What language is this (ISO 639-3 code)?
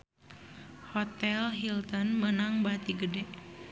sun